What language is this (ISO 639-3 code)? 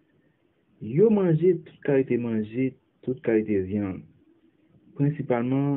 fra